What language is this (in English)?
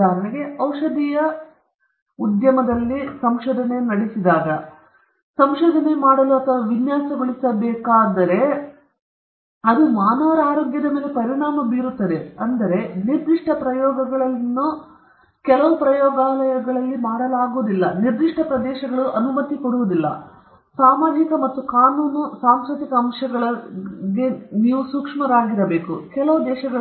Kannada